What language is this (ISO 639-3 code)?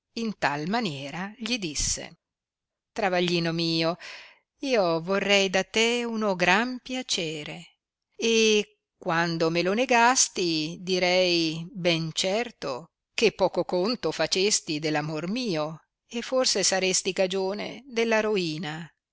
ita